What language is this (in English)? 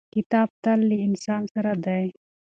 Pashto